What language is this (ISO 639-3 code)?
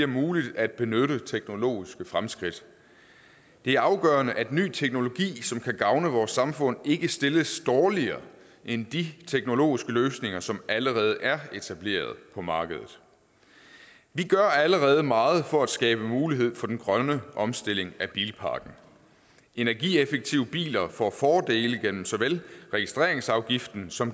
dan